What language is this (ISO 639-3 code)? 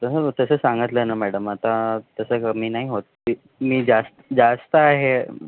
mar